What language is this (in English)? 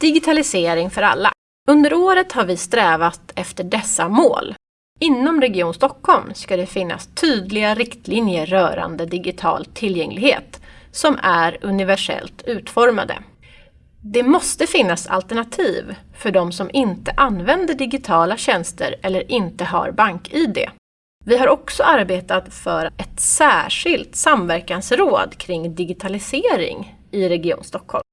Swedish